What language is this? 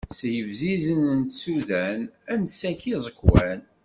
Kabyle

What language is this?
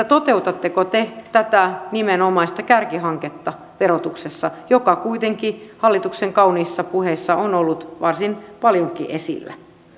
Finnish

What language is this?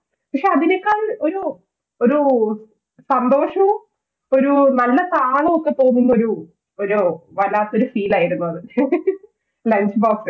Malayalam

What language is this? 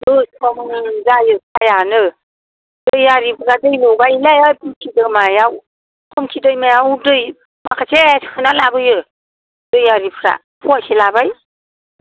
Bodo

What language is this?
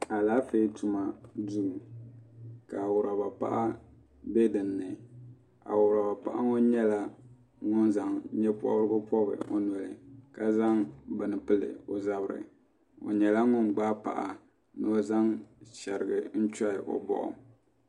Dagbani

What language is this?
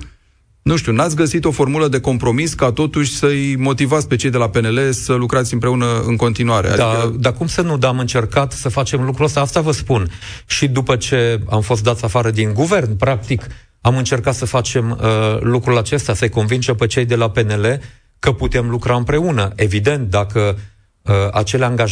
Romanian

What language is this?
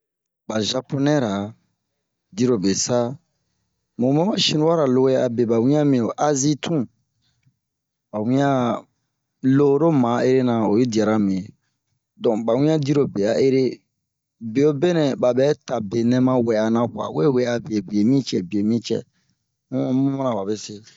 Bomu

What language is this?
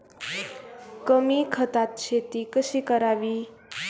Marathi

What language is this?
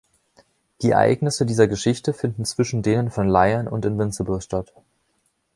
German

